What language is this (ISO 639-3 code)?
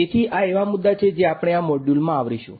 guj